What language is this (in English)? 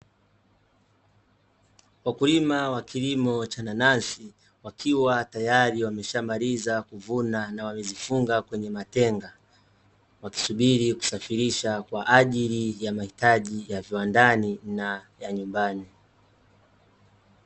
Swahili